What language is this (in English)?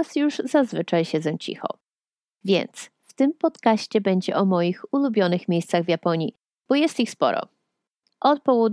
Polish